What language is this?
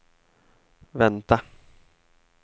Swedish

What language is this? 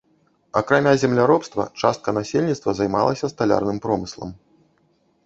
Belarusian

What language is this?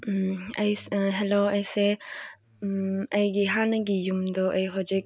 Manipuri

